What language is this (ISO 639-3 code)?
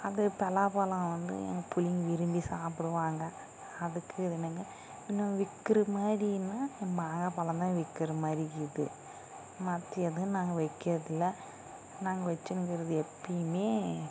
tam